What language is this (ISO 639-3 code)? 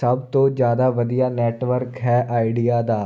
pan